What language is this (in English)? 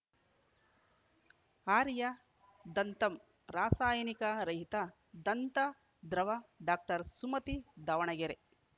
Kannada